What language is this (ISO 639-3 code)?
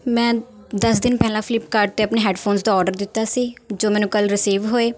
pan